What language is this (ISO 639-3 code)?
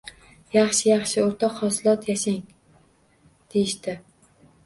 uzb